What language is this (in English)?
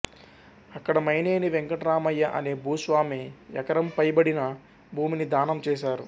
Telugu